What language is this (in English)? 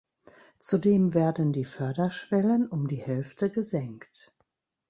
German